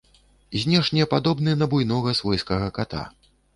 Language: Belarusian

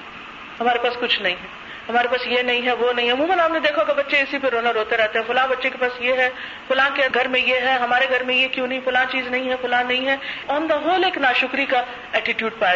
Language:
Urdu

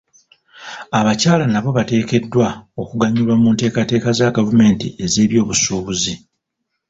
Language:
Ganda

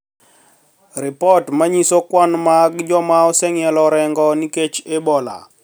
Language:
Luo (Kenya and Tanzania)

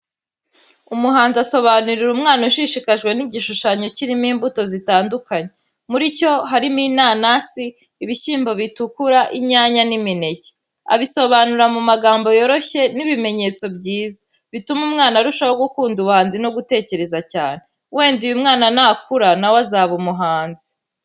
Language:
Kinyarwanda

